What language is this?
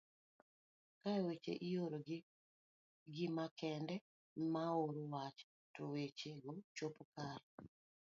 Luo (Kenya and Tanzania)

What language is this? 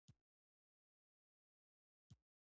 Pashto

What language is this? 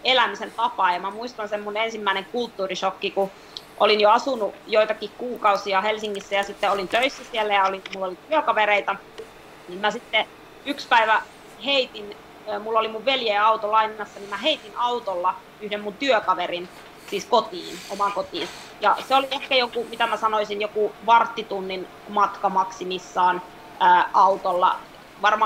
Finnish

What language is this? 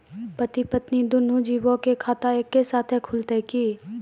Maithili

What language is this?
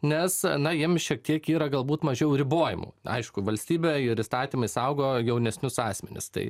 Lithuanian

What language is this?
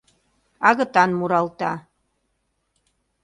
Mari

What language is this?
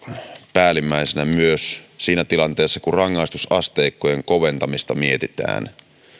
Finnish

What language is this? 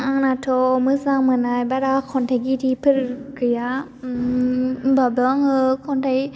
Bodo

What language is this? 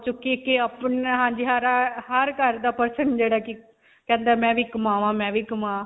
Punjabi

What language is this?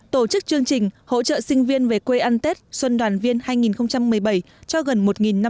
Vietnamese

